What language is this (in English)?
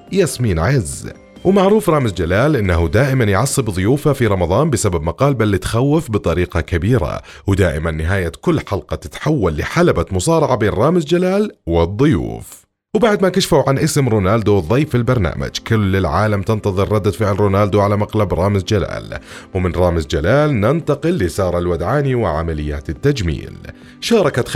Arabic